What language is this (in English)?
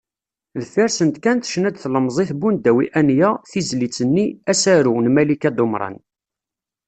Kabyle